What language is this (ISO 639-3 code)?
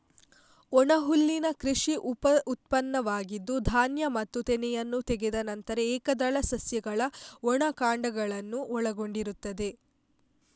kan